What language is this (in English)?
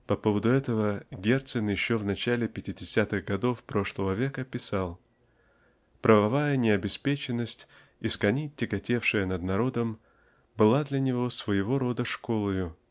Russian